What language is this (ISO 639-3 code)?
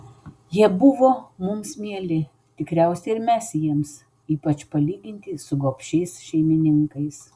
lit